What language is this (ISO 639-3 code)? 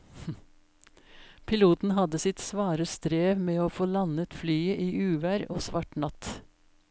nor